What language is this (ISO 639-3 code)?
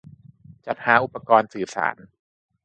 tha